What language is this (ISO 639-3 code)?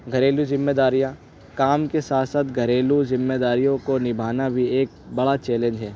urd